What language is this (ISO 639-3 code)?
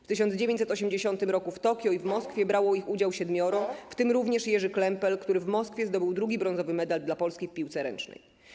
pol